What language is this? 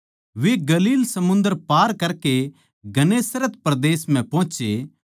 Haryanvi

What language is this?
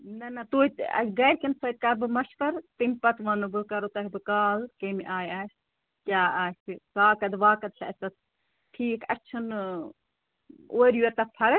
Kashmiri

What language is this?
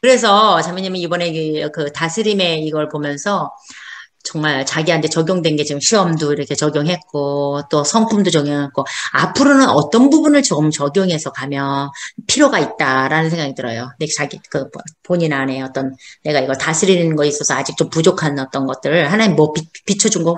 Korean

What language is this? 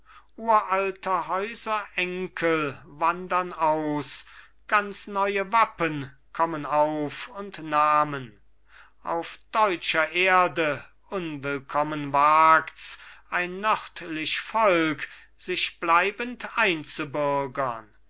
German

